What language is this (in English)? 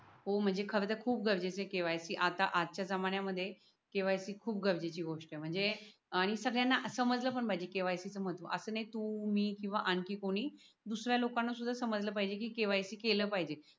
Marathi